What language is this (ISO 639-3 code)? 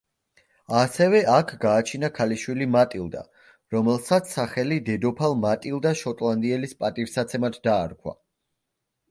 kat